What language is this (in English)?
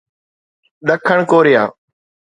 Sindhi